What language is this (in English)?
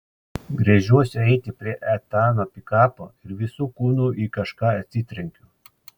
Lithuanian